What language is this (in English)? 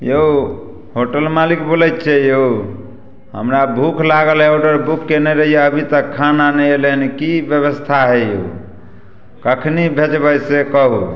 Maithili